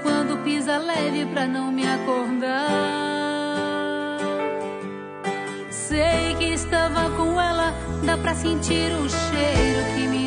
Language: Portuguese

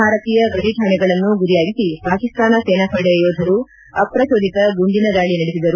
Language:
Kannada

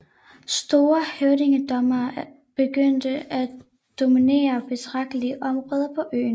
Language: Danish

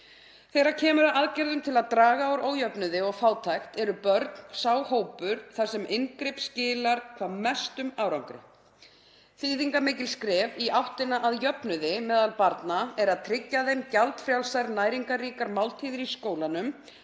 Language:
Icelandic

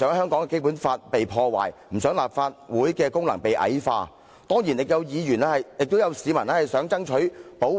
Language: Cantonese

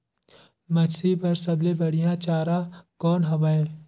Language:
Chhattisgarhi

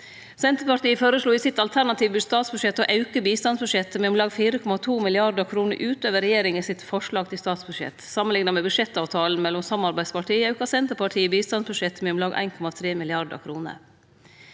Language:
Norwegian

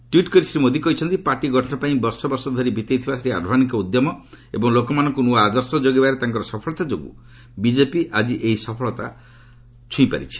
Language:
Odia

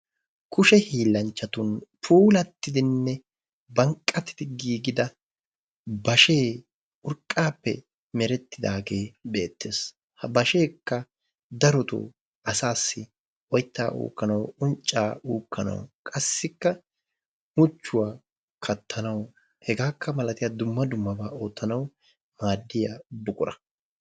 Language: Wolaytta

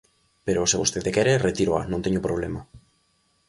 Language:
Galician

